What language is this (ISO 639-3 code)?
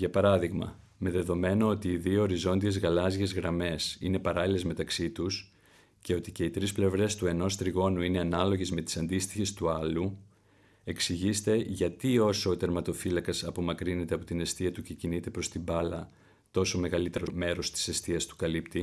ell